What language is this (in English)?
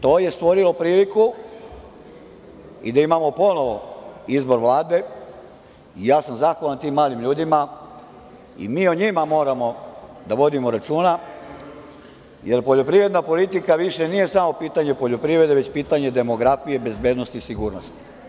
Serbian